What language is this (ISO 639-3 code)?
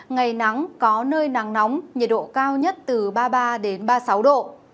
vie